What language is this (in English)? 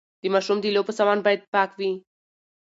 Pashto